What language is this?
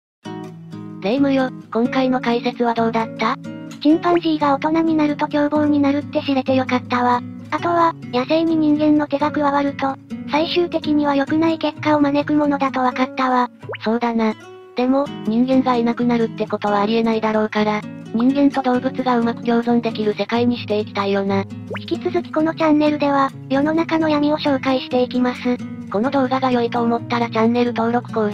Japanese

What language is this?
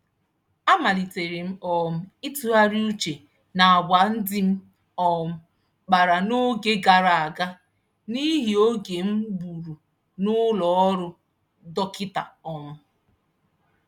Igbo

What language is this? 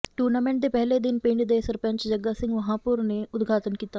Punjabi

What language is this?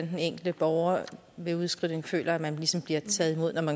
Danish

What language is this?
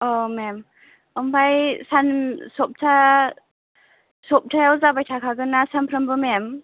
Bodo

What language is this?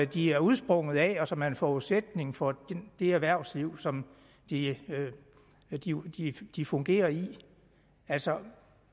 Danish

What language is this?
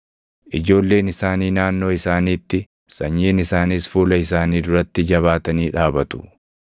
Oromo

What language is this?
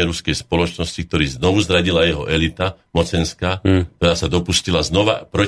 Slovak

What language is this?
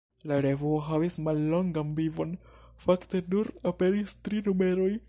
Esperanto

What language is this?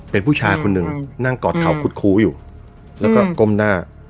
Thai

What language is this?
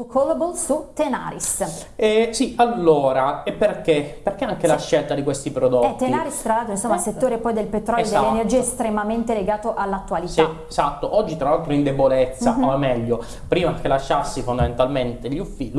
Italian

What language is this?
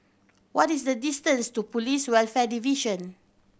English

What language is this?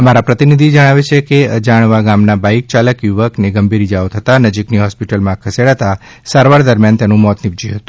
Gujarati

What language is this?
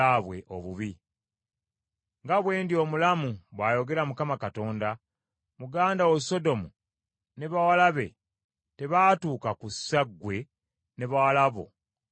Ganda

